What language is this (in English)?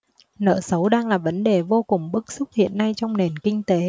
Vietnamese